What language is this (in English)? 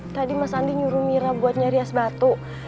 Indonesian